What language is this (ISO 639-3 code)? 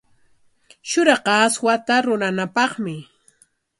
qwa